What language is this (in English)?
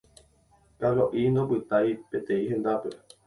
Guarani